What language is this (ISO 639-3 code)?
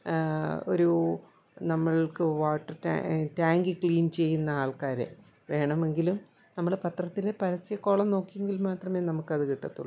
mal